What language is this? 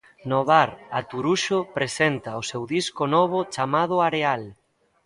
Galician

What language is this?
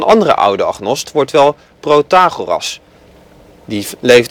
Dutch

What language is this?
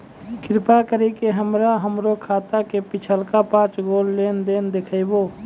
Maithili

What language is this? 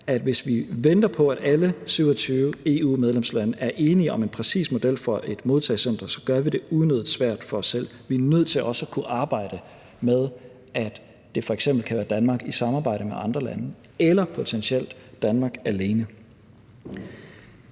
Danish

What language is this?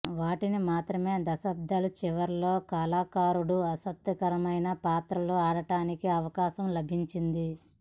Telugu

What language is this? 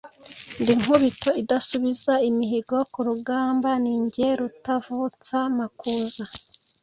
Kinyarwanda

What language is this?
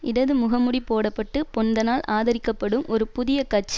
Tamil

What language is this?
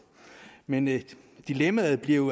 Danish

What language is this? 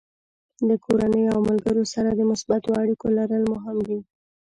Pashto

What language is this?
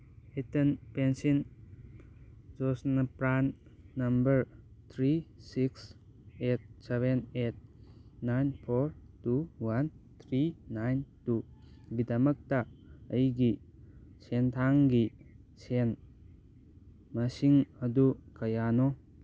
Manipuri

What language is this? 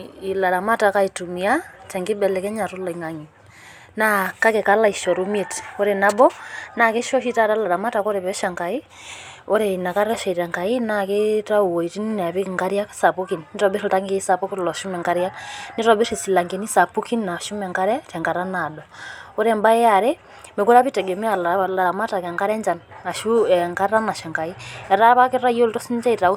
Masai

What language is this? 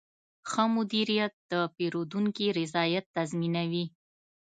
Pashto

